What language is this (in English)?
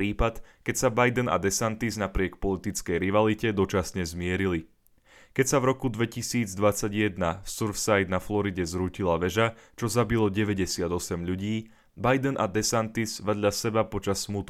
Slovak